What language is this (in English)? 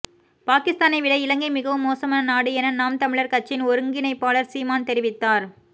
Tamil